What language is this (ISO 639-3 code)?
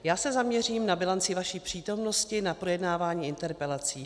ces